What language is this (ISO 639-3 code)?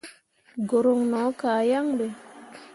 mua